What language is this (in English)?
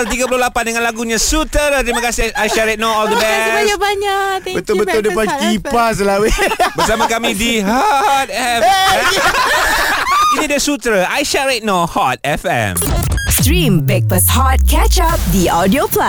Malay